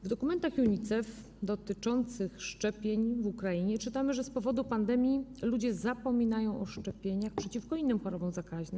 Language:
Polish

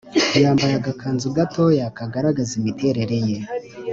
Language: Kinyarwanda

